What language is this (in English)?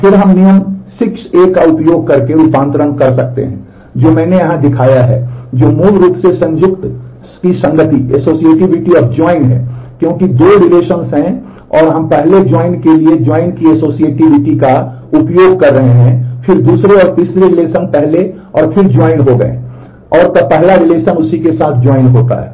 Hindi